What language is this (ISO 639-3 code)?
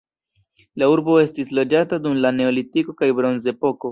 epo